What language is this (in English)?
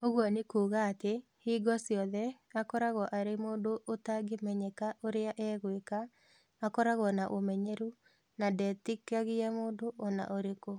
Kikuyu